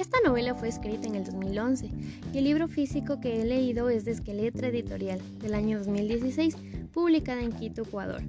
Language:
Spanish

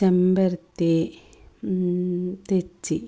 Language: Malayalam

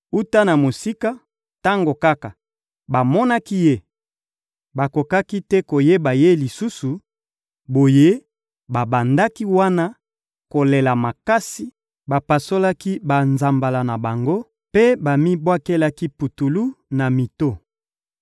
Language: Lingala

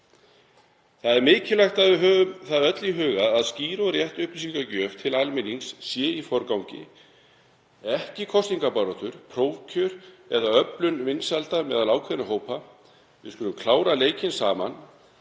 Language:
Icelandic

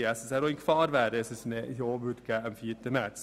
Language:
Swiss German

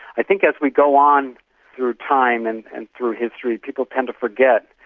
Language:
English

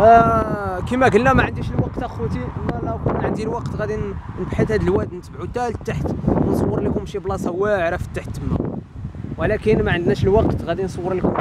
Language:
Arabic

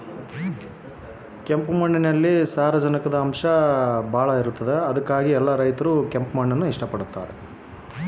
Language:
Kannada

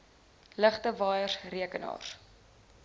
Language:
Afrikaans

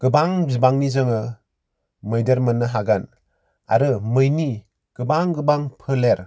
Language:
Bodo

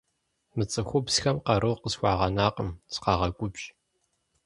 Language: Kabardian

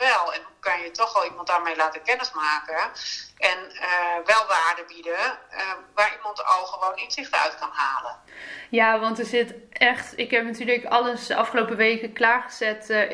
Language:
Dutch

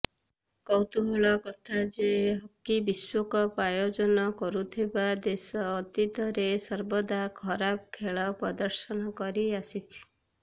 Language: Odia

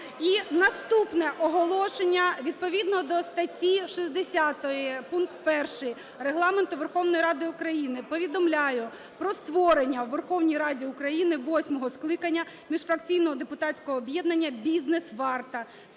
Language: Ukrainian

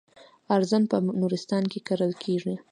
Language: Pashto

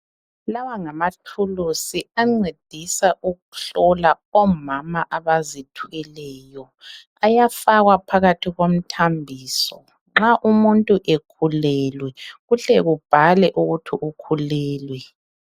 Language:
North Ndebele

